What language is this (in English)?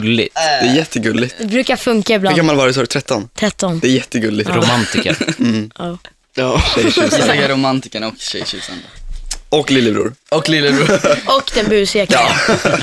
Swedish